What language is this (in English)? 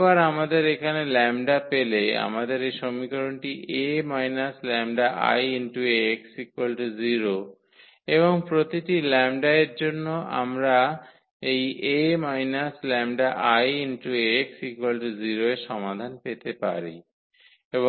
Bangla